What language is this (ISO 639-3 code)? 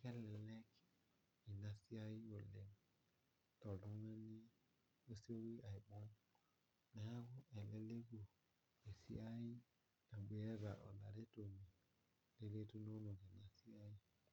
mas